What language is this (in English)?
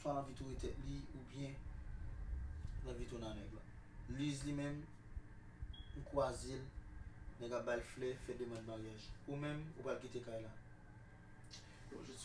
French